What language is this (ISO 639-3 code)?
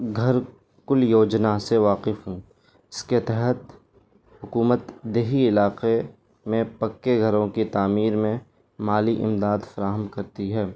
urd